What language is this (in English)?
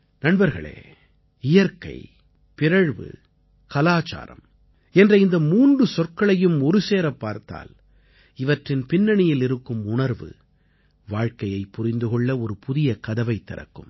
Tamil